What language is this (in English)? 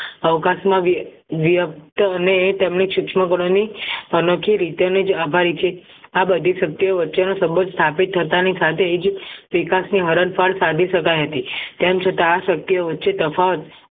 Gujarati